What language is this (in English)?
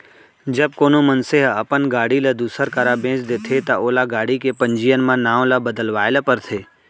Chhattisgarhi